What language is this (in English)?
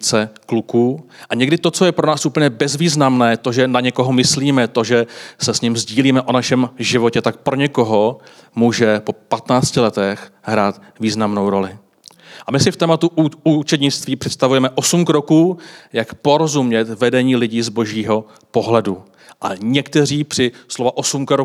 Czech